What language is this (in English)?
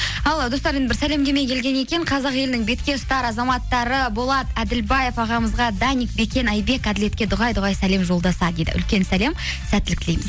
Kazakh